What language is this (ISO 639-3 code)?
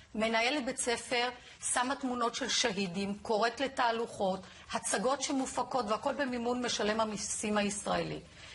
heb